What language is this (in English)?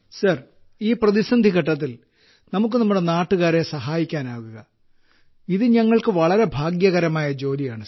Malayalam